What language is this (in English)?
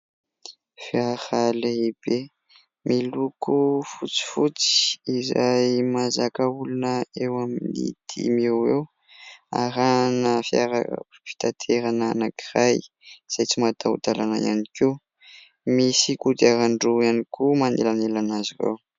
Malagasy